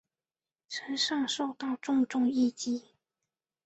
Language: Chinese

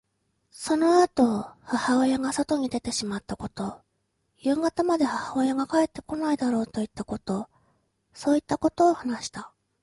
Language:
Japanese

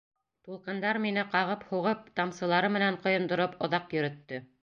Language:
Bashkir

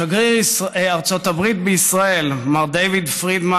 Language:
Hebrew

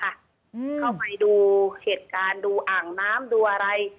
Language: Thai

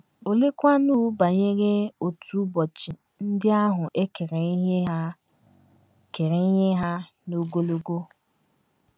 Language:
Igbo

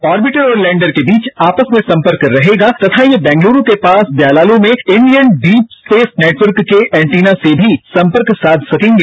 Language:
Hindi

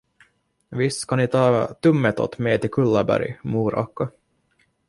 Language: Swedish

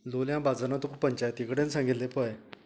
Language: Konkani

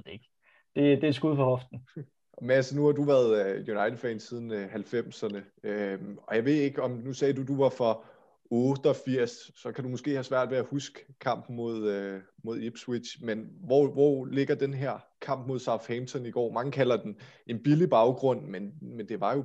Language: Danish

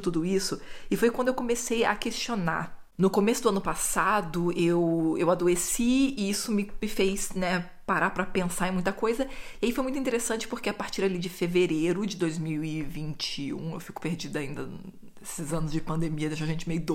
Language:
Portuguese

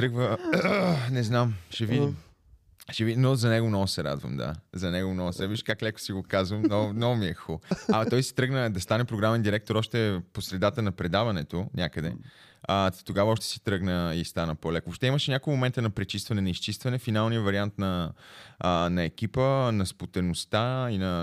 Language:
Bulgarian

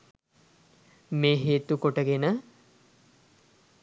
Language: Sinhala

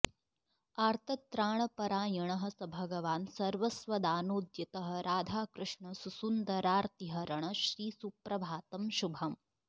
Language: Sanskrit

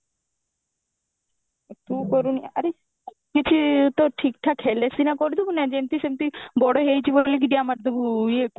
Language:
Odia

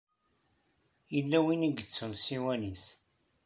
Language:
Kabyle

